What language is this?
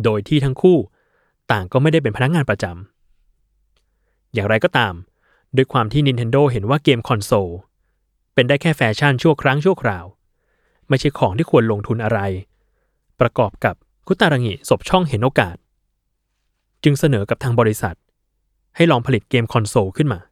Thai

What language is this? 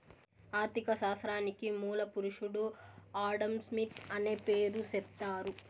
Telugu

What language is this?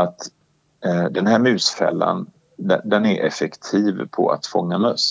Swedish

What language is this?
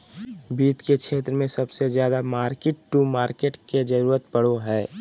Magahi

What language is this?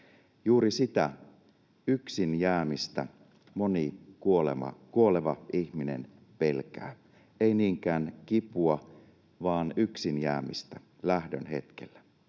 Finnish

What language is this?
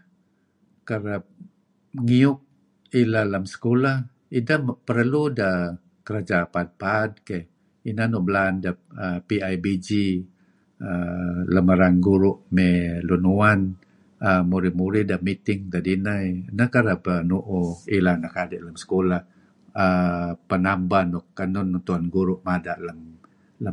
Kelabit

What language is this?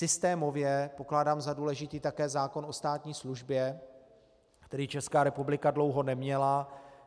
Czech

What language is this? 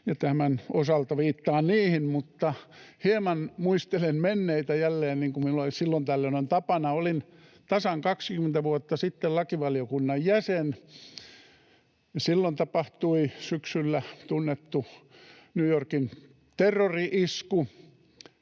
Finnish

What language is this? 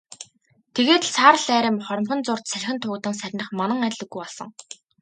Mongolian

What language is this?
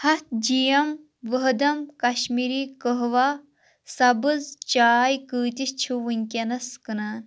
Kashmiri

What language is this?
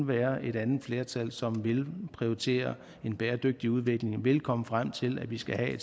Danish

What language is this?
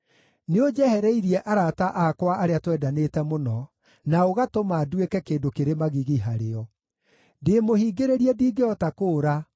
Kikuyu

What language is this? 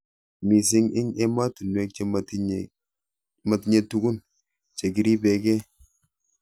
Kalenjin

